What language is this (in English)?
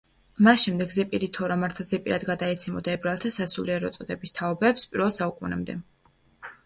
Georgian